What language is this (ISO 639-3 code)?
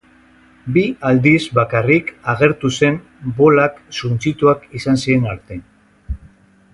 eus